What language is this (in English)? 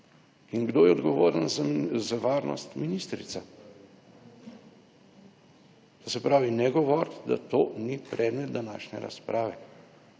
Slovenian